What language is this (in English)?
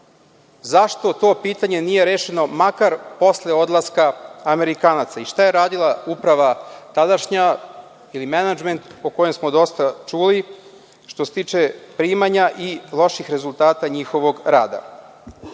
Serbian